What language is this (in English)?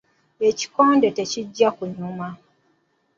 Ganda